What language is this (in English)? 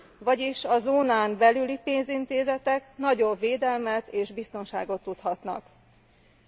Hungarian